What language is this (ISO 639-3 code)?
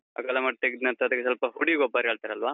kan